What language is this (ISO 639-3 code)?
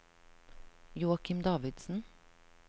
nor